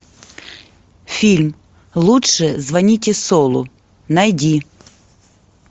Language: Russian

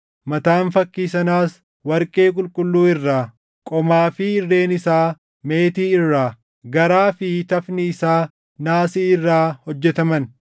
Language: Oromo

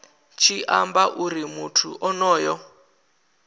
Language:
Venda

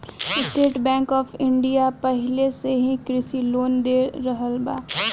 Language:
Bhojpuri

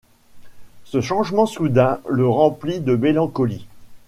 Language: French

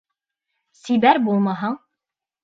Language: Bashkir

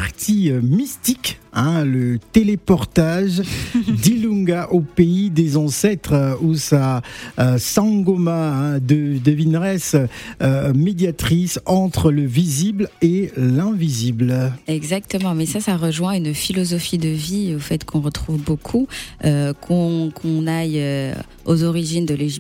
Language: French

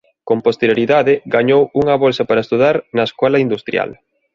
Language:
Galician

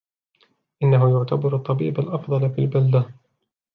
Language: Arabic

